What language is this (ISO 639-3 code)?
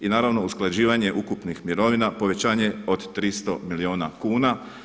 hrv